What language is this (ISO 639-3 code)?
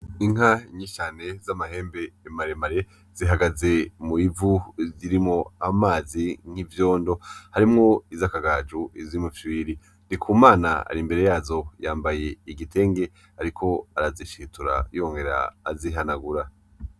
run